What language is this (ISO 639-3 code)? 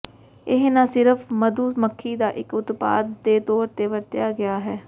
pan